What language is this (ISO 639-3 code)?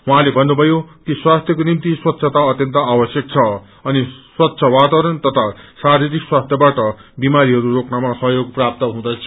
nep